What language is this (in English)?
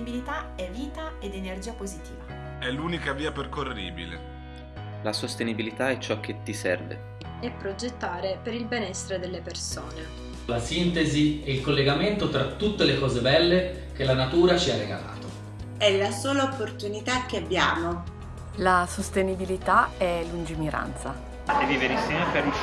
Italian